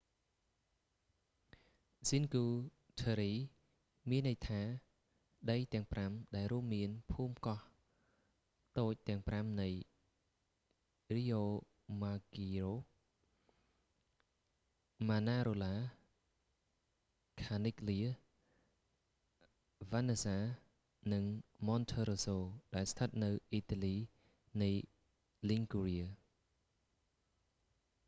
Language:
Khmer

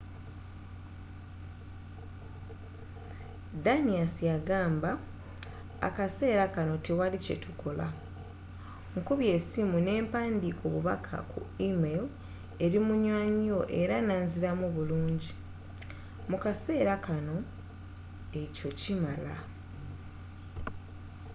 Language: Ganda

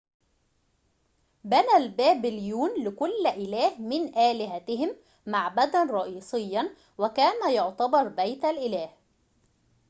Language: Arabic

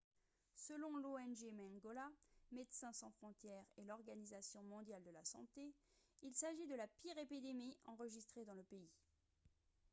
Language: French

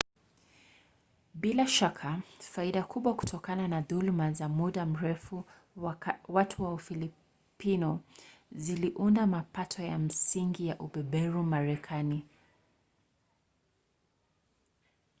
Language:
Swahili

